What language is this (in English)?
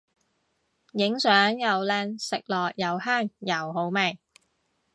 Cantonese